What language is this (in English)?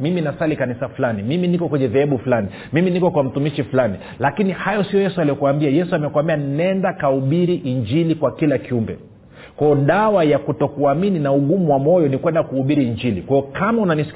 Swahili